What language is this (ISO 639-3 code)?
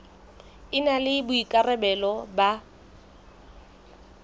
sot